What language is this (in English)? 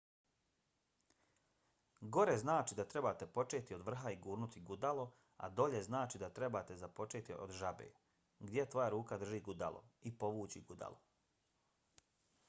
Bosnian